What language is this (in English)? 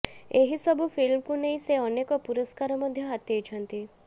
Odia